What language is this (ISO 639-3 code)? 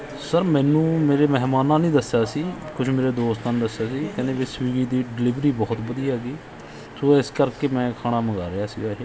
pan